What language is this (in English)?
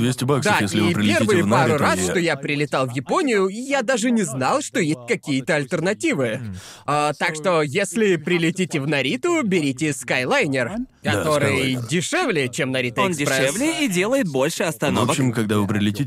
Russian